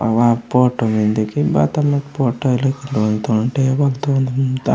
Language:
Gondi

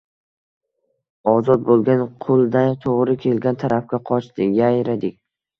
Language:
Uzbek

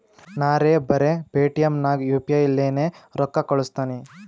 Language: Kannada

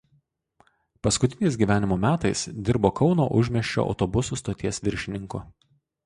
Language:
Lithuanian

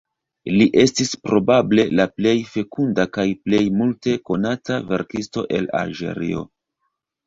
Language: Esperanto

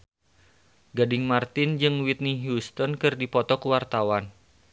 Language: Sundanese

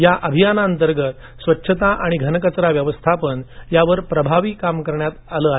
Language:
Marathi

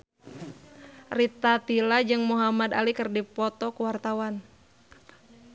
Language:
Sundanese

